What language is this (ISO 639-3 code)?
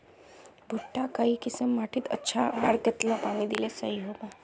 mag